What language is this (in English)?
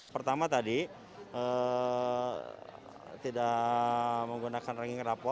Indonesian